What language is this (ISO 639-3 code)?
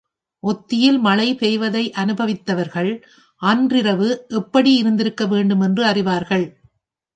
tam